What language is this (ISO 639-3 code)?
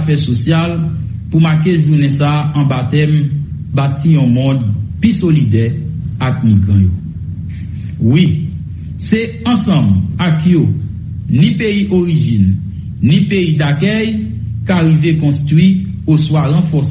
fra